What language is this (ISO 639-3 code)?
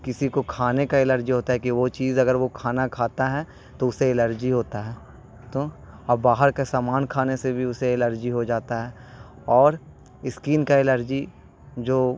urd